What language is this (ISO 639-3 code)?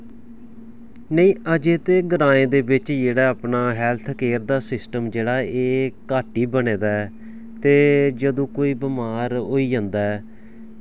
doi